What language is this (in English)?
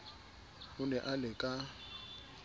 Southern Sotho